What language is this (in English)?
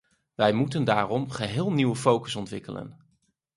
Dutch